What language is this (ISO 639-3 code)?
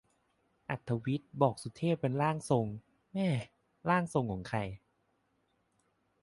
tha